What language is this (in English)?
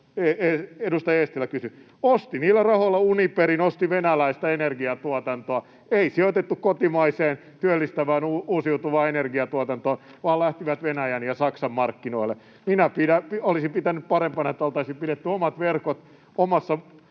Finnish